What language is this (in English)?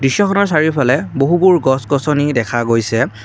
Assamese